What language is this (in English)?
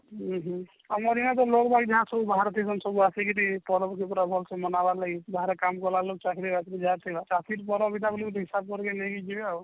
Odia